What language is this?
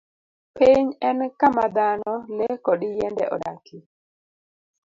Luo (Kenya and Tanzania)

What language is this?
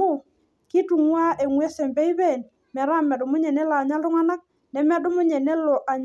Masai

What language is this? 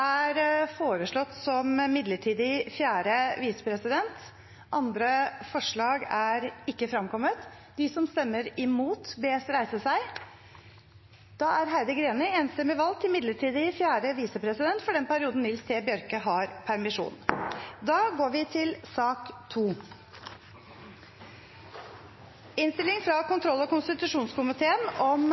Norwegian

